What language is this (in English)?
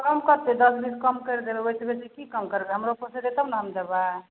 Maithili